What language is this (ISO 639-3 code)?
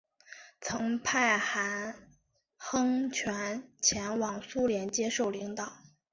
zho